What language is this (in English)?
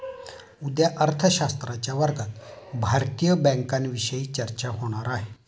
Marathi